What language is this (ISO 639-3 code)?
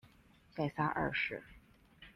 zho